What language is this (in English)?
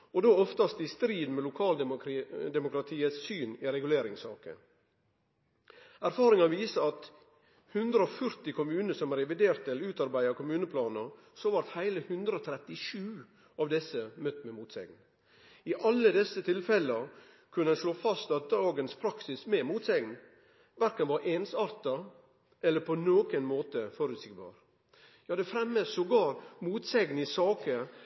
Norwegian Nynorsk